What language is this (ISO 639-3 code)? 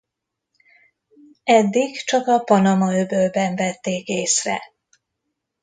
hun